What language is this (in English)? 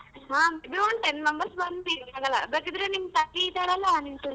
Kannada